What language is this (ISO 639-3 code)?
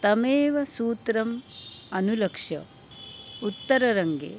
san